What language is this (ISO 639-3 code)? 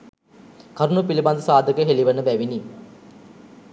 sin